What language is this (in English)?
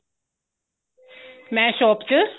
Punjabi